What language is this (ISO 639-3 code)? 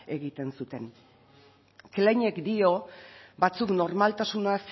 eus